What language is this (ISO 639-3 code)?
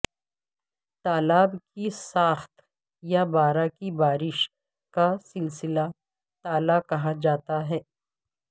urd